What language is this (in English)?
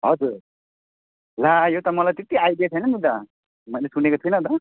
Nepali